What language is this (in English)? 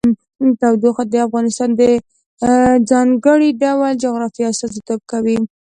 Pashto